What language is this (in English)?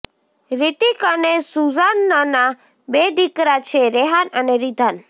Gujarati